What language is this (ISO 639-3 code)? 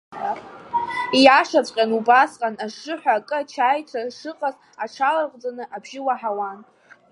abk